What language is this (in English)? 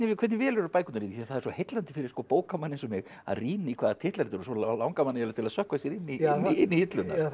Icelandic